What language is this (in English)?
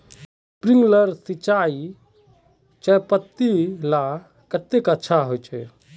Magahi